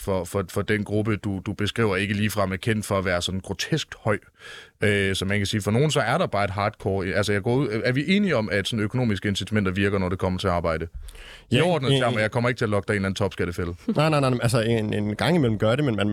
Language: Danish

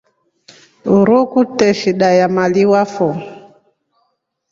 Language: Rombo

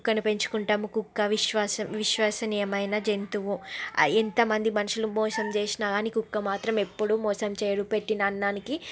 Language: Telugu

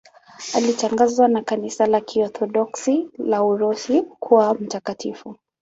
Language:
Swahili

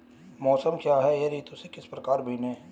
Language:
Hindi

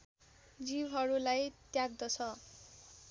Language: Nepali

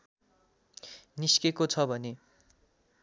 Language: Nepali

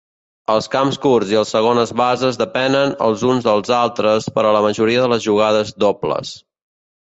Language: Catalan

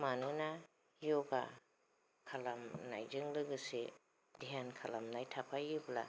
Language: Bodo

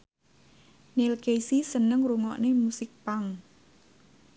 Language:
Javanese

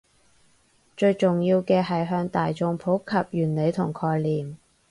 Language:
Cantonese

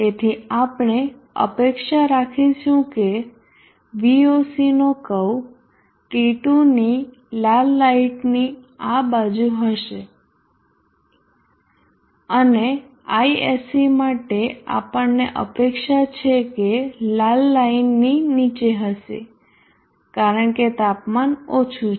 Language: Gujarati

